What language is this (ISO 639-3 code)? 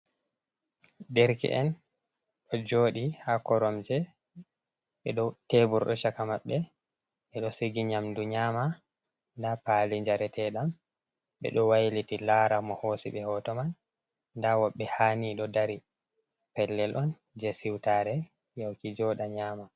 ful